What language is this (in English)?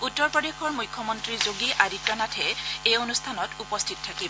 Assamese